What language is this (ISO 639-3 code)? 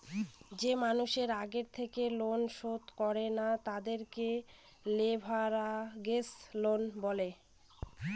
ben